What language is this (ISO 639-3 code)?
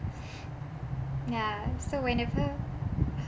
eng